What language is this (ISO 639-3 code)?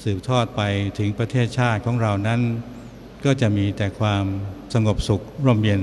tha